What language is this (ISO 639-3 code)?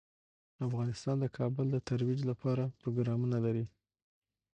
pus